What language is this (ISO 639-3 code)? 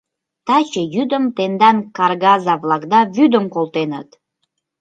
chm